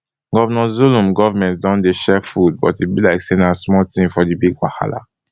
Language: Nigerian Pidgin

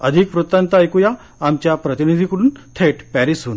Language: Marathi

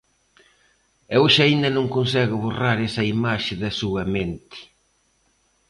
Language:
Galician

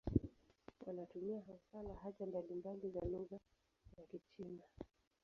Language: Swahili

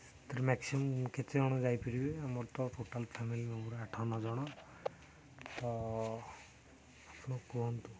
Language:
Odia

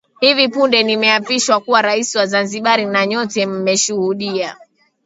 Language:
Swahili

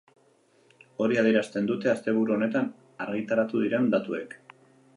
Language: Basque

